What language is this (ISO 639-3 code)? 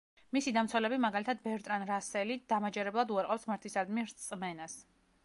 kat